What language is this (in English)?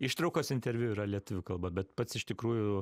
Lithuanian